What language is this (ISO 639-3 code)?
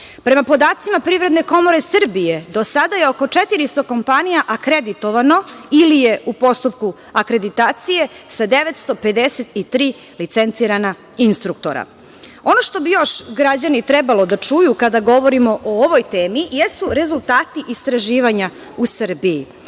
srp